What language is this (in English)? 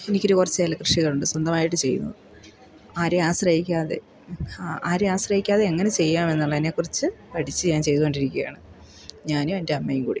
Malayalam